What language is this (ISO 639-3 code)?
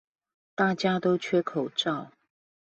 zho